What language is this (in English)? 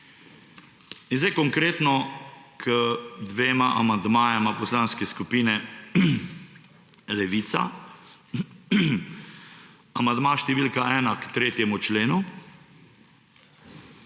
Slovenian